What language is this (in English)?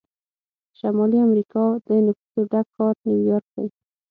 Pashto